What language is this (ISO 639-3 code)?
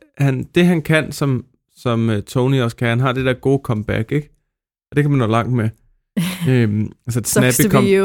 dan